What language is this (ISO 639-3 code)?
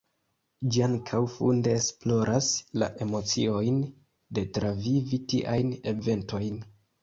epo